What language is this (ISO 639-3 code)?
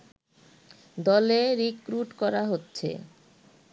ben